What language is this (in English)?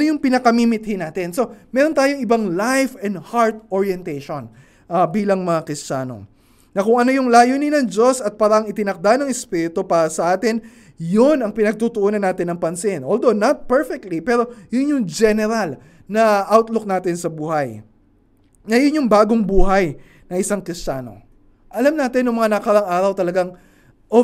Filipino